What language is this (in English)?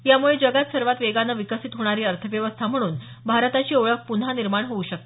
Marathi